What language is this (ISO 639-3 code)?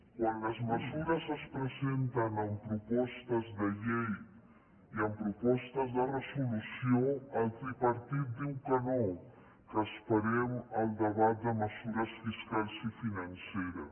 cat